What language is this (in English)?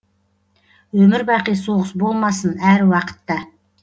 Kazakh